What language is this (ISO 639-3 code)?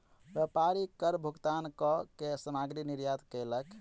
mai